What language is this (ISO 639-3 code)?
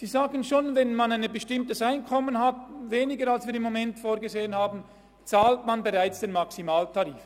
gsw